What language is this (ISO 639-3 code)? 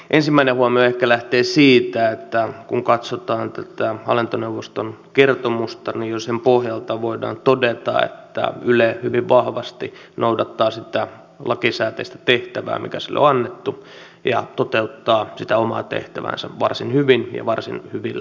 fin